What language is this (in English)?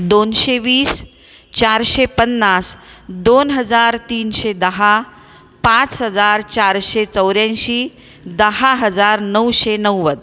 Marathi